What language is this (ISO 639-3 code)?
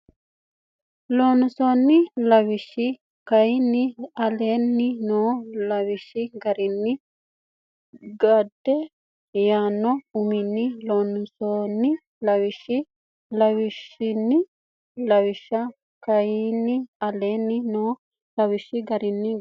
sid